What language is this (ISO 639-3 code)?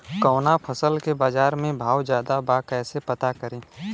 bho